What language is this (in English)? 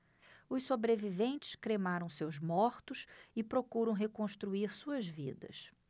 Portuguese